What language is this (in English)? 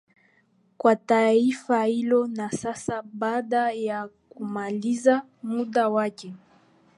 Swahili